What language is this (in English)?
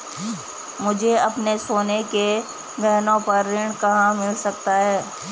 Hindi